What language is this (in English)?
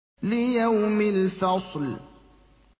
Arabic